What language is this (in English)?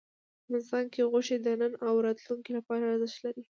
Pashto